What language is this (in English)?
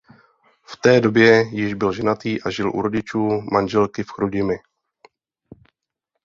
Czech